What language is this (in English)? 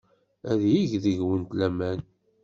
Kabyle